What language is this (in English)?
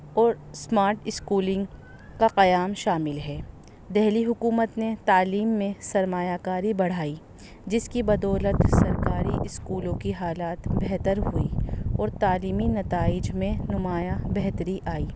Urdu